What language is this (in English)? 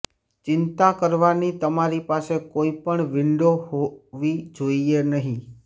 Gujarati